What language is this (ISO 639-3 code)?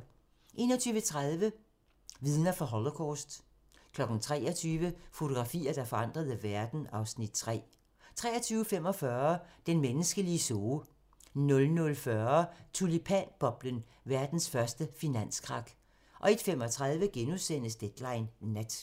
dan